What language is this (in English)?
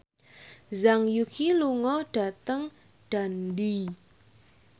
Javanese